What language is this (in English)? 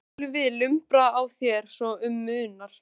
Icelandic